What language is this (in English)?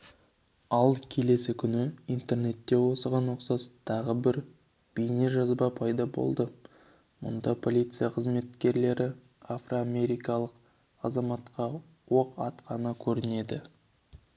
Kazakh